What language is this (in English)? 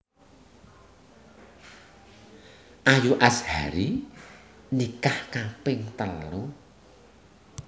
Javanese